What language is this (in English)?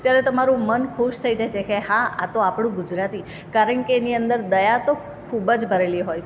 Gujarati